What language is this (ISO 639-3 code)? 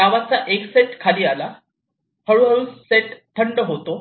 mar